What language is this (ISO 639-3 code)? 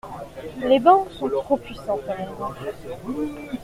fra